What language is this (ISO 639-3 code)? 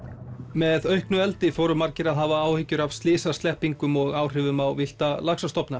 isl